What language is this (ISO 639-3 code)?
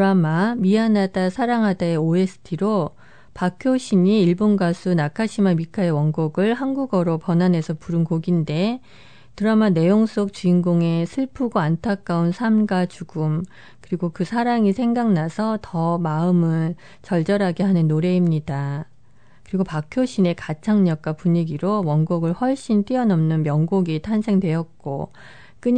kor